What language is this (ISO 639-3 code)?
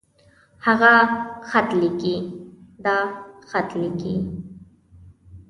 pus